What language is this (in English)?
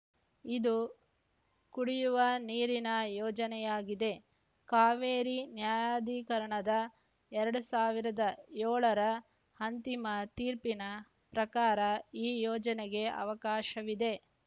Kannada